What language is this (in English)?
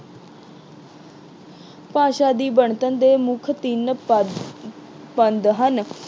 Punjabi